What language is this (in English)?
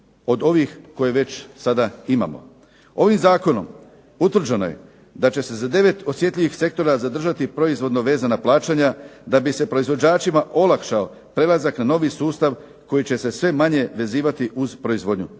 Croatian